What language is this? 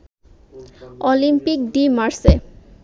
Bangla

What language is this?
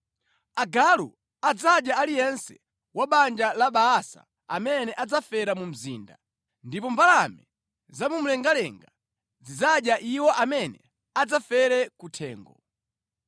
Nyanja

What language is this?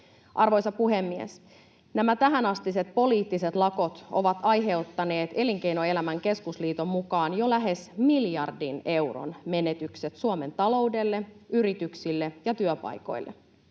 Finnish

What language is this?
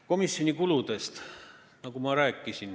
Estonian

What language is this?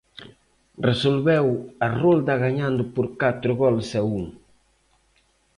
Galician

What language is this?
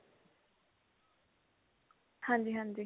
Punjabi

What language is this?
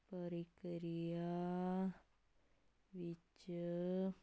Punjabi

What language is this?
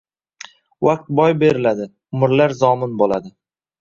Uzbek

